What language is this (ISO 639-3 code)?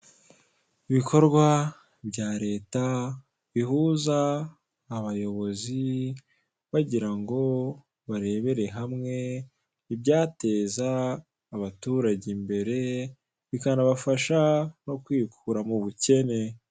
kin